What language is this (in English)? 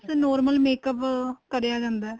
Punjabi